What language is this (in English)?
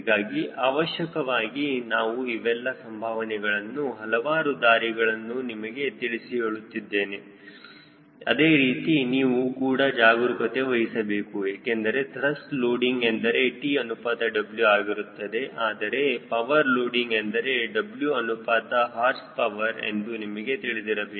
Kannada